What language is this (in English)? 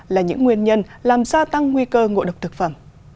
Vietnamese